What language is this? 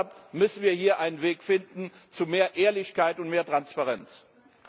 German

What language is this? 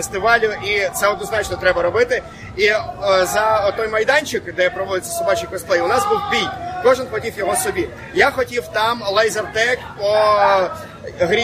Ukrainian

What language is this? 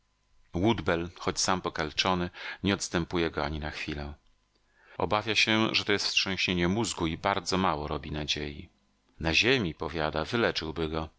Polish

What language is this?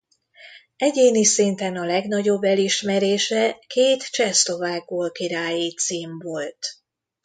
Hungarian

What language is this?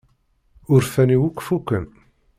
Kabyle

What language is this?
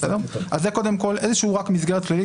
Hebrew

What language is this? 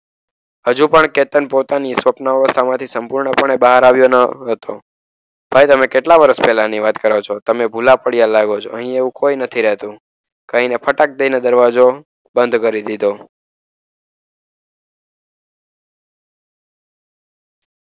Gujarati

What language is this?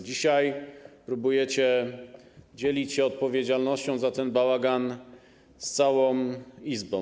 Polish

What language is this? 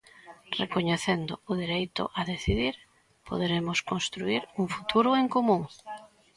Galician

